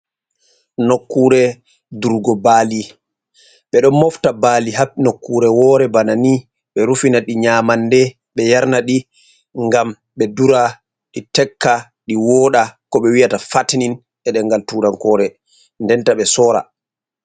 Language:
Fula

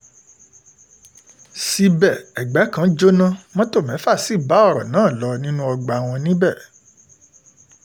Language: Yoruba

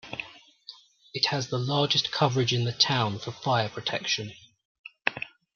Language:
English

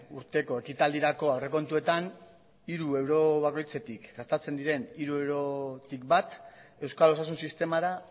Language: Basque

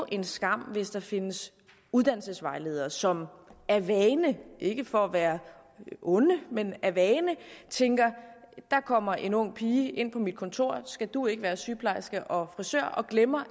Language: Danish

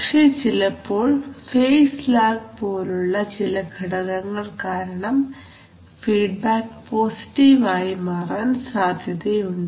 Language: Malayalam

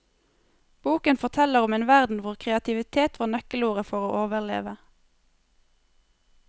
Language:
Norwegian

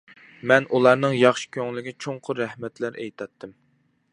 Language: Uyghur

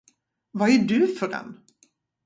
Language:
Swedish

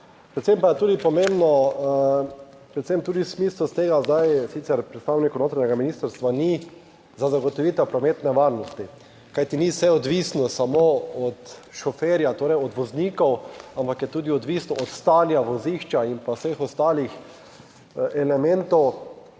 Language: Slovenian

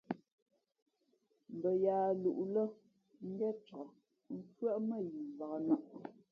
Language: Fe'fe'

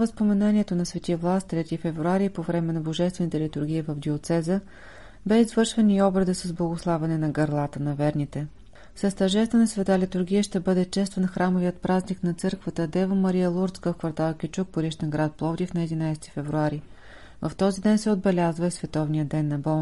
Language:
Bulgarian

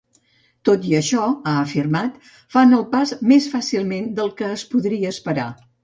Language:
Catalan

